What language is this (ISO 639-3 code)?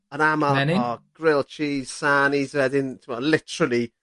cym